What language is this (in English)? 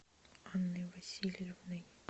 Russian